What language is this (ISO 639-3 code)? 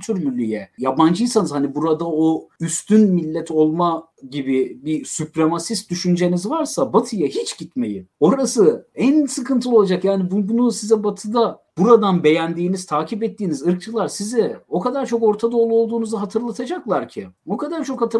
tur